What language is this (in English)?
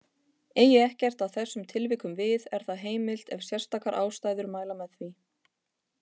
Icelandic